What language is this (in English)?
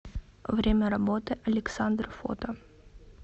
Russian